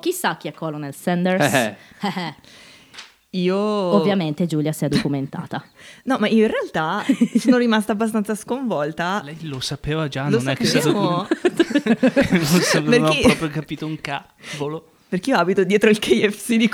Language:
Italian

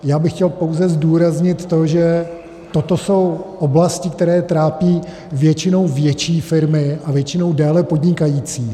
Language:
Czech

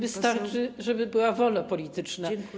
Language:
Polish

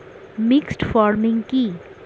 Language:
Bangla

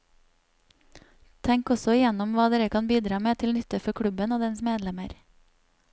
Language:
Norwegian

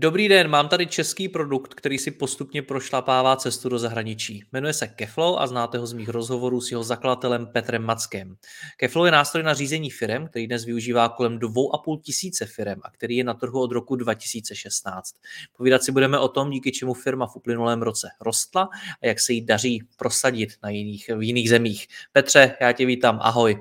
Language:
Czech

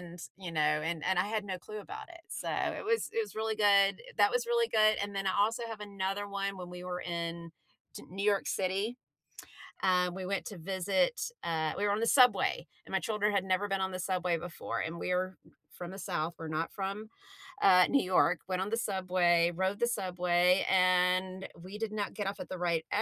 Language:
English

